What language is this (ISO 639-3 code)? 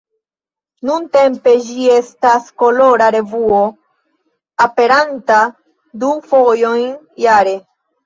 epo